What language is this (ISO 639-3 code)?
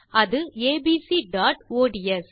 tam